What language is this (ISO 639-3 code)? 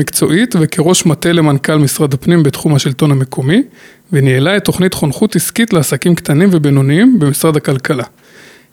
heb